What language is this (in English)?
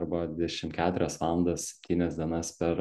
Lithuanian